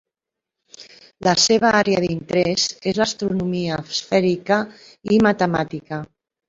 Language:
Catalan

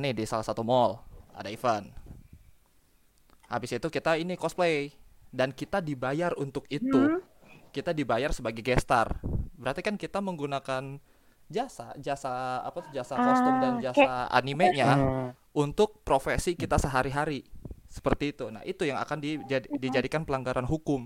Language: Indonesian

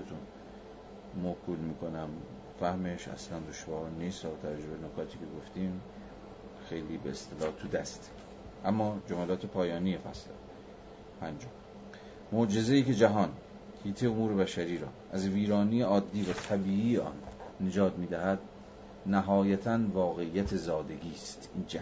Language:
Persian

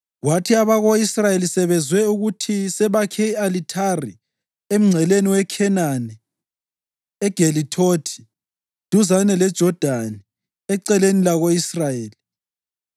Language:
North Ndebele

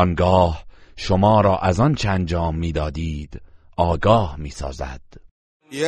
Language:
Persian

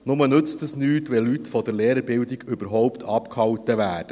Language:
Swiss German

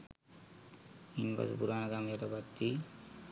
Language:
Sinhala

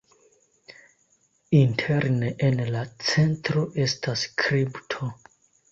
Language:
Esperanto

